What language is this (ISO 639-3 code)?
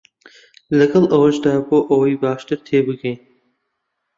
ckb